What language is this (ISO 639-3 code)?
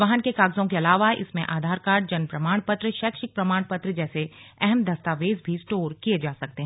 hin